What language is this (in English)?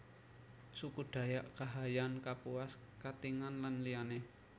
Javanese